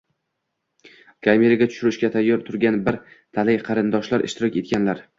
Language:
Uzbek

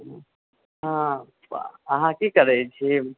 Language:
Maithili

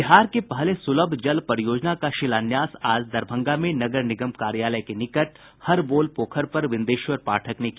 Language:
Hindi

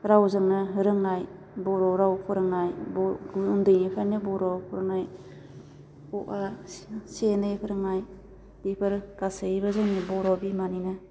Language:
Bodo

